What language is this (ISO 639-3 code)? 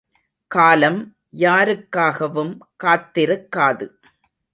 tam